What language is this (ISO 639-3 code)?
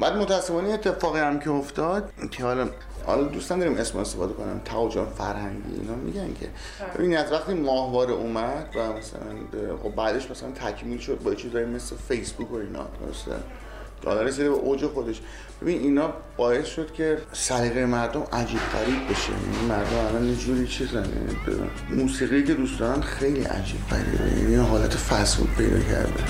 fas